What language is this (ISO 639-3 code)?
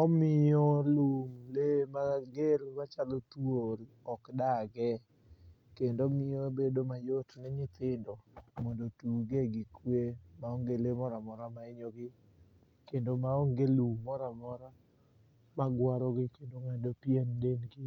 luo